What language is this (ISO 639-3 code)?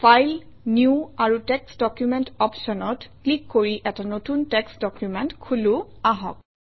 asm